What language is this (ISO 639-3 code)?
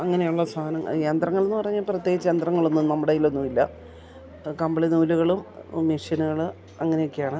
mal